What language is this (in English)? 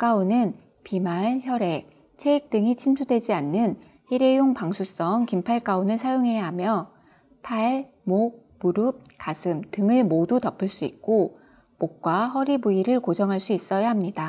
Korean